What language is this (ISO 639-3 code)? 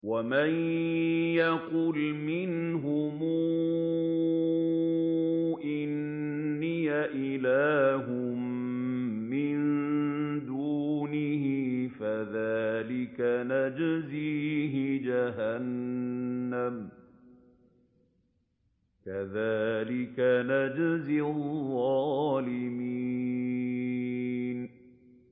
ara